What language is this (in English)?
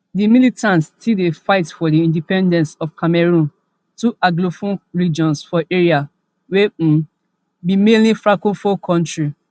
Nigerian Pidgin